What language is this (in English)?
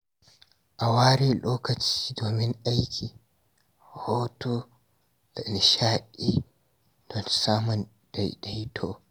Hausa